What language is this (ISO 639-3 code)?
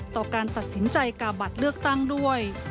tha